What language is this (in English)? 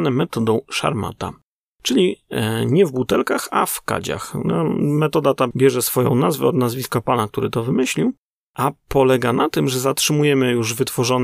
Polish